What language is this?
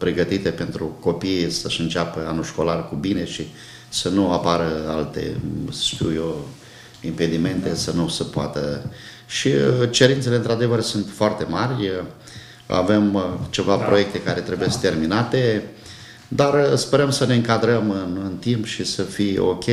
Romanian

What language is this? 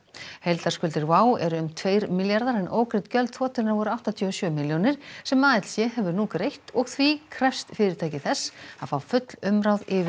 Icelandic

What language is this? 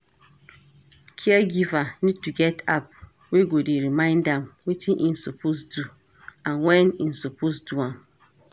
Nigerian Pidgin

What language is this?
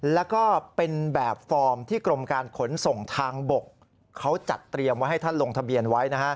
Thai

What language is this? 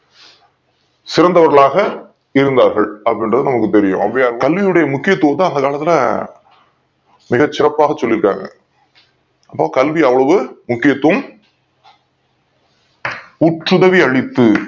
Tamil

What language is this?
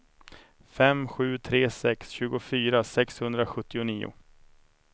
Swedish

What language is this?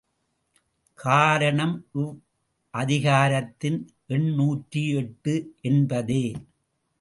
Tamil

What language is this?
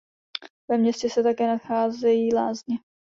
Czech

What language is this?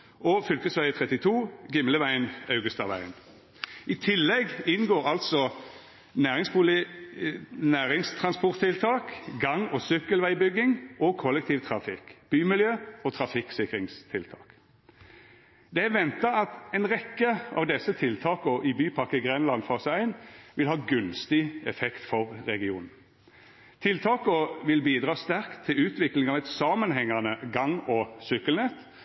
Norwegian Nynorsk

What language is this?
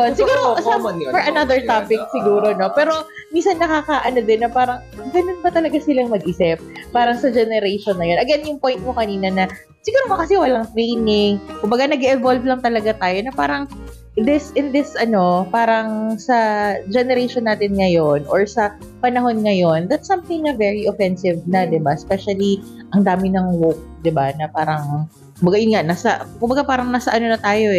Filipino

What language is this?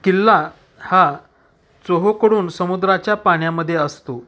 Marathi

